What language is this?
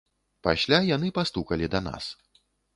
Belarusian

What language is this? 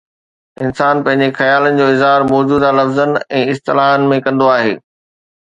Sindhi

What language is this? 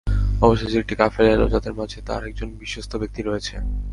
Bangla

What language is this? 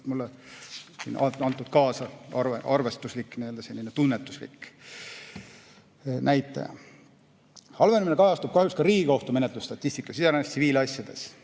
Estonian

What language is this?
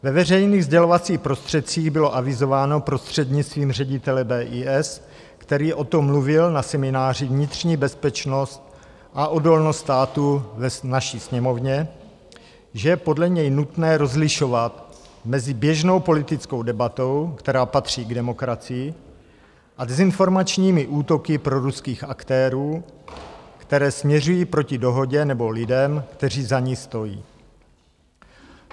Czech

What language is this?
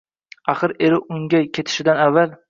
Uzbek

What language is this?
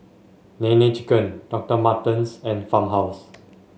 English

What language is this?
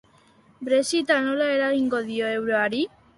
Basque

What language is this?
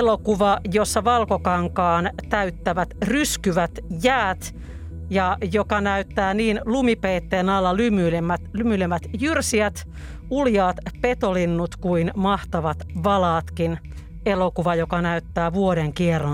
Finnish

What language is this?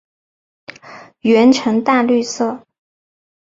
Chinese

